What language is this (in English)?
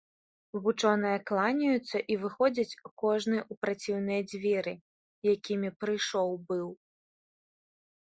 Belarusian